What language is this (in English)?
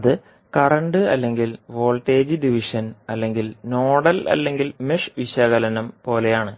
Malayalam